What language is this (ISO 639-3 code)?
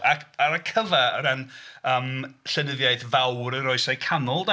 cym